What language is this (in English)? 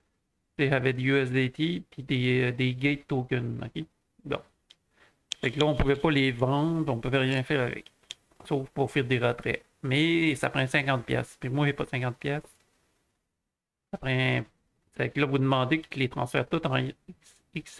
French